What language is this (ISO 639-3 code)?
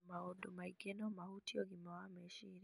kik